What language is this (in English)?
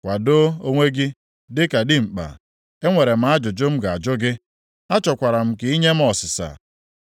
Igbo